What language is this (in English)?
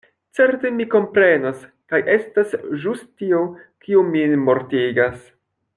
Esperanto